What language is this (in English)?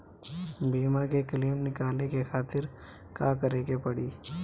Bhojpuri